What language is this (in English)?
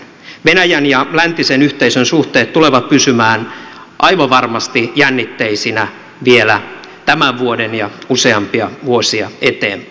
Finnish